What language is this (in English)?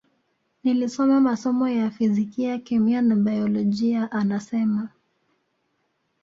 Swahili